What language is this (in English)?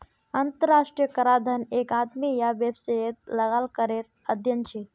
Magahi